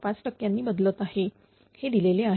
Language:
Marathi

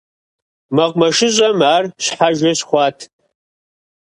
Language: Kabardian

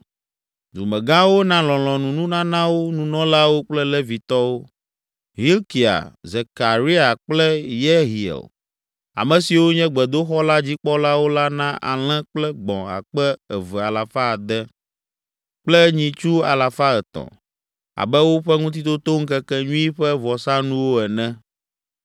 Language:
Ewe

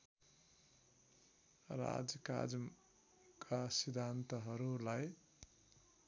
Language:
Nepali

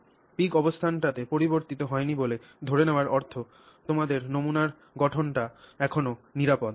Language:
Bangla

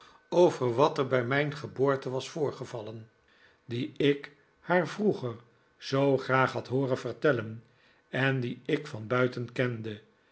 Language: Dutch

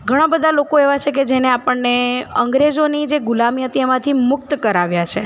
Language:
Gujarati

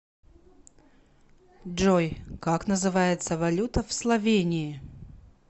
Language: Russian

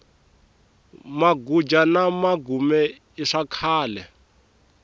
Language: Tsonga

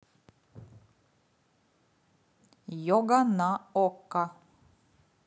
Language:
Russian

